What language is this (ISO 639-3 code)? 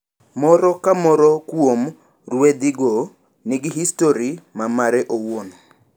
luo